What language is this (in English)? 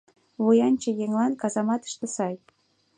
Mari